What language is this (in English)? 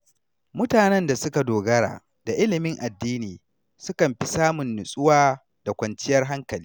Hausa